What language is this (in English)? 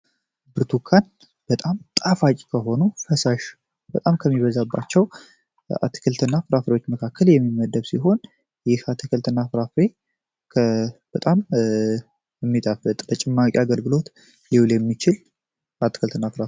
Amharic